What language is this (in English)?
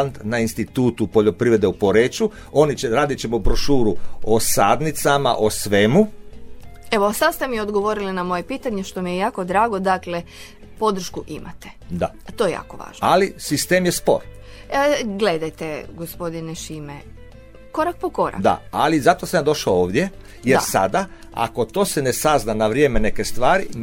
Croatian